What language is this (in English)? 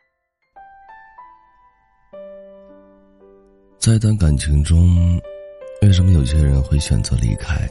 Chinese